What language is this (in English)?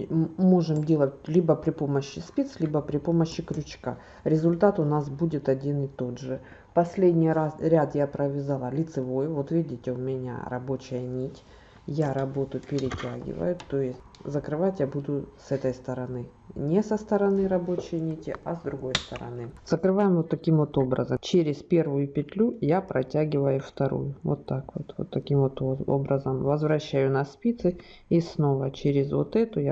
Russian